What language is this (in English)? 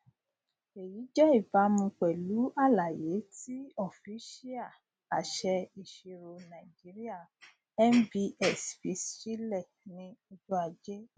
Yoruba